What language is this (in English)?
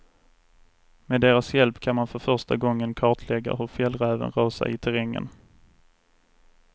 Swedish